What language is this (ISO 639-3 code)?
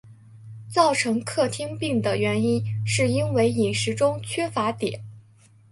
zho